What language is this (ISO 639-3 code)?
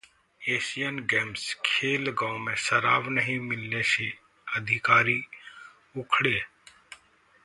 hin